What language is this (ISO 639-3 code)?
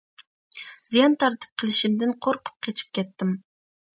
uig